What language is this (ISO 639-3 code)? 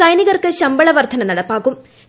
mal